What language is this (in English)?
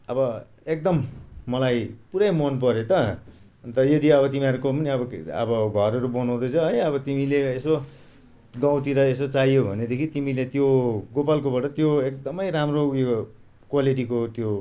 Nepali